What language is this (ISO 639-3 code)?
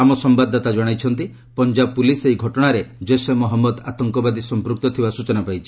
ori